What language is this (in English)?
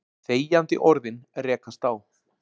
Icelandic